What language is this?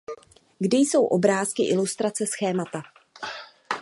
Czech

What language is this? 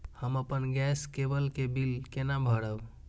Maithili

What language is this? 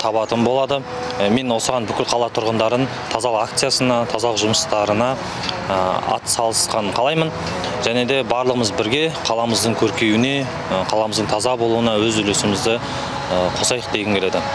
Russian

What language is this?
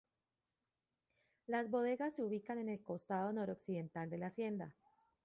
Spanish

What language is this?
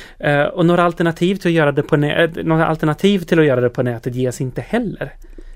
Swedish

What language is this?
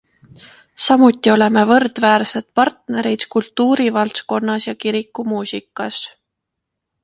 Estonian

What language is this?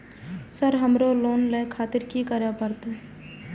Maithili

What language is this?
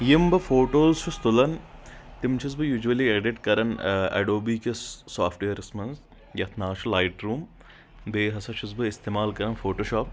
Kashmiri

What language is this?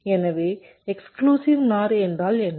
Tamil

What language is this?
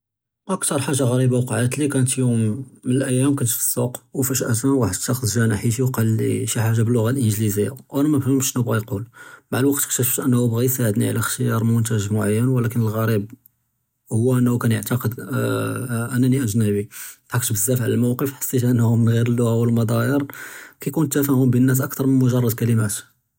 Judeo-Arabic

